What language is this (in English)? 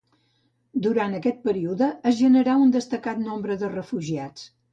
Catalan